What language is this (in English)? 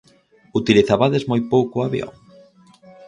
Galician